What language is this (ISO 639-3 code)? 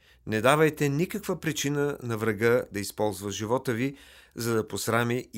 bul